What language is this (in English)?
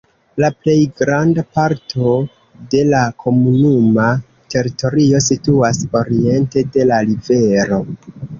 Esperanto